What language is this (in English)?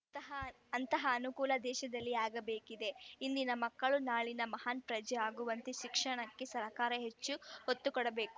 Kannada